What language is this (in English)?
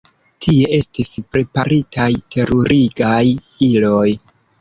Esperanto